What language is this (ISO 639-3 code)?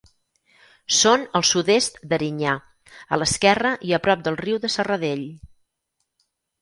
cat